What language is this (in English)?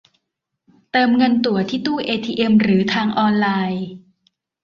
Thai